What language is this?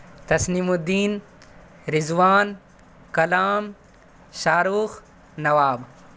Urdu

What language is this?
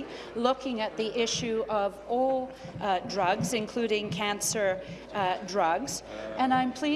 English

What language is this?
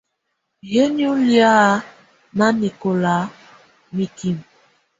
Tunen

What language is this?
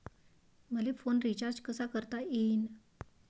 Marathi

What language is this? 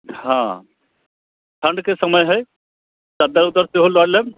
Maithili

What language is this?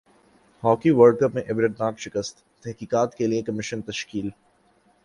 Urdu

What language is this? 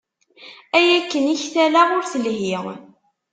Kabyle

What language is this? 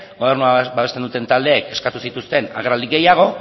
Basque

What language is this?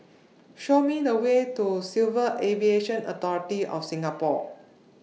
English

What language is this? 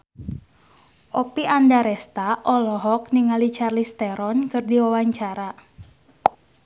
Sundanese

